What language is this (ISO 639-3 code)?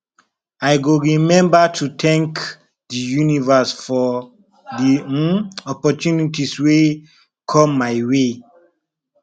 pcm